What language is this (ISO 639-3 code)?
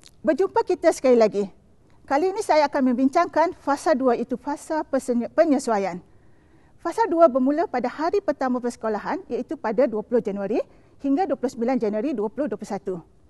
msa